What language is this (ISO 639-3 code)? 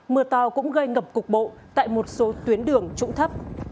vie